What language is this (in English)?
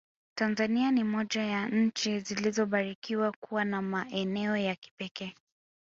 Swahili